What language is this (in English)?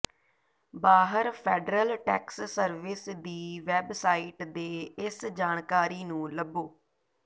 Punjabi